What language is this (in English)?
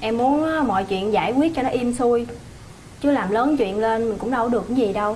Vietnamese